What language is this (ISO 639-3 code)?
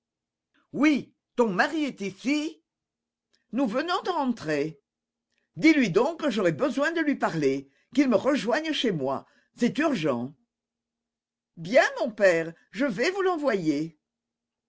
fra